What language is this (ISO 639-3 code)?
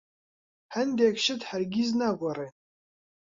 ckb